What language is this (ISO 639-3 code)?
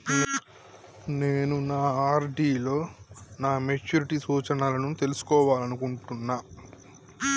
tel